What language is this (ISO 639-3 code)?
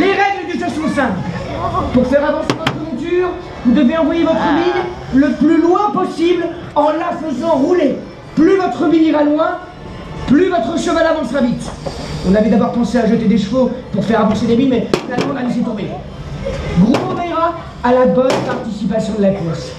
fra